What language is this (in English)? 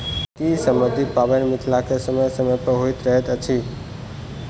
Maithili